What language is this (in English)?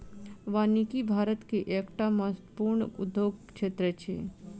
Maithili